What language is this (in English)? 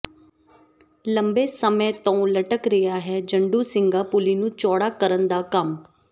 Punjabi